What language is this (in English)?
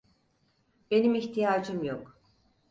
Turkish